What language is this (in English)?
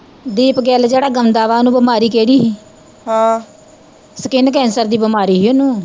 Punjabi